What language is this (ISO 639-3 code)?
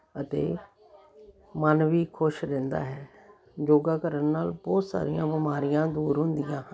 pan